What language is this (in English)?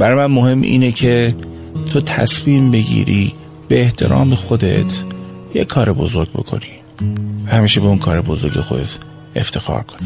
Persian